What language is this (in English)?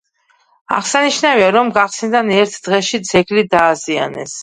Georgian